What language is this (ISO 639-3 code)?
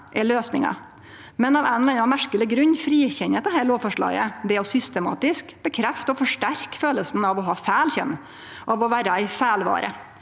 nor